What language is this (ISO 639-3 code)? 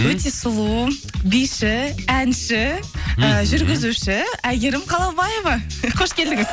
kaz